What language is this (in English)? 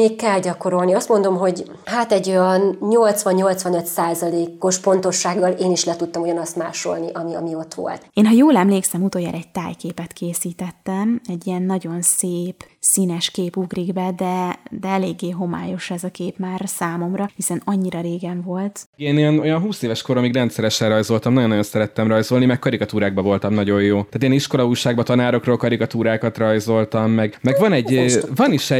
Hungarian